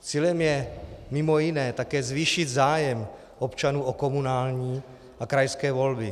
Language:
Czech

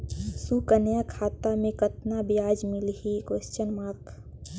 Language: Chhattisgarhi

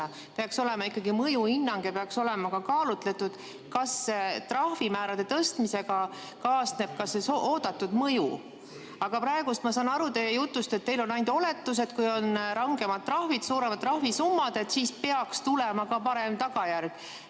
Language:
Estonian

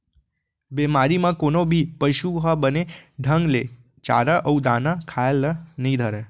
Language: Chhattisgarhi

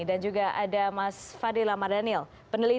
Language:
Indonesian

